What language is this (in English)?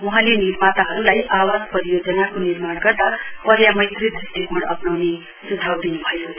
Nepali